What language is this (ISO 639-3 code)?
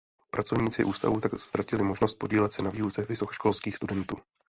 ces